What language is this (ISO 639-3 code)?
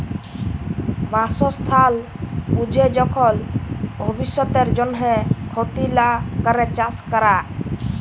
ben